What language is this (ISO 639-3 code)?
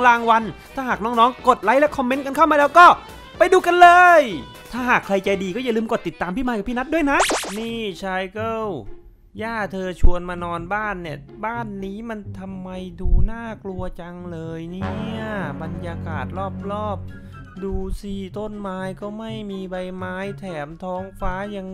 tha